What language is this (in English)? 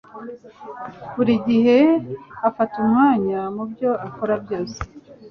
Kinyarwanda